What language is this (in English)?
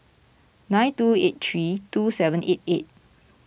English